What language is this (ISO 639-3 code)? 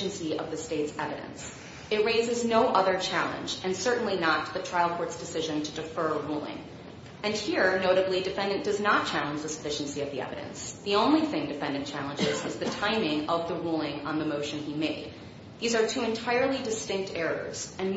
eng